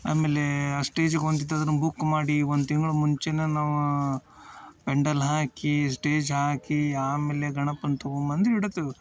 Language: Kannada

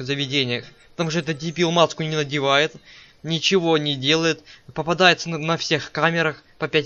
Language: Russian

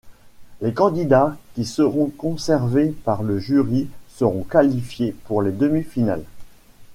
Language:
French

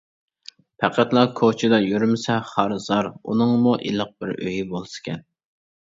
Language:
Uyghur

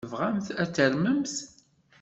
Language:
Kabyle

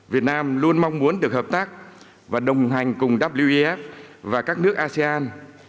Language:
Vietnamese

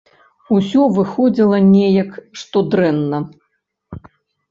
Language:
Belarusian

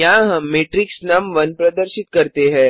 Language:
Hindi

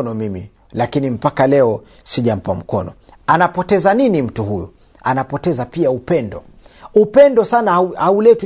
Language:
Swahili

